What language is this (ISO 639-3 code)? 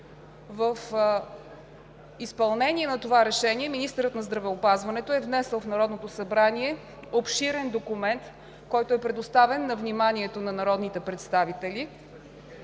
bul